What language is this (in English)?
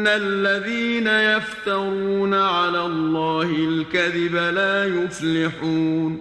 Persian